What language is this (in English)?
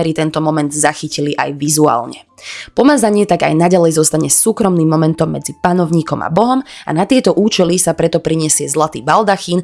Slovak